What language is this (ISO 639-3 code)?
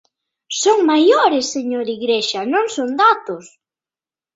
glg